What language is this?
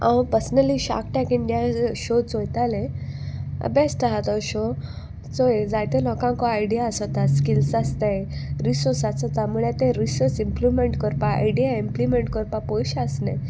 Konkani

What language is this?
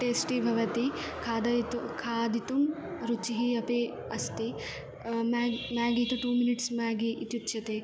Sanskrit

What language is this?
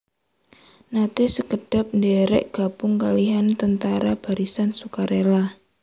Javanese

